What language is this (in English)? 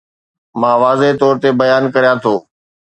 Sindhi